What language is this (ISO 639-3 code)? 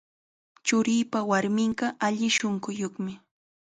qxa